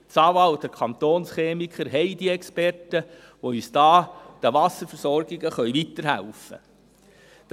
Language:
Swiss German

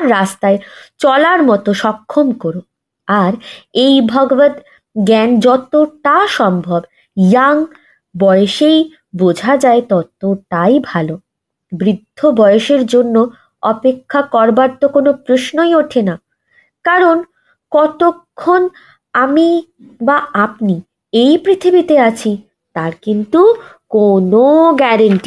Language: Bangla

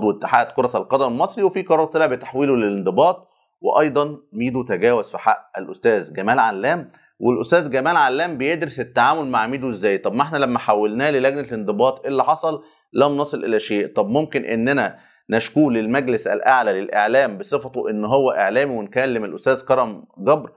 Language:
Arabic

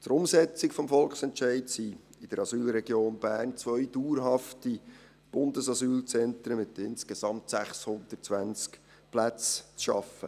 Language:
Swiss German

